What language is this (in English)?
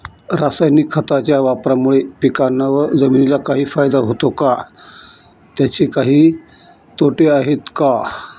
Marathi